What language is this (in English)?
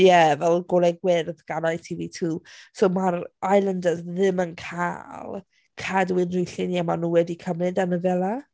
Welsh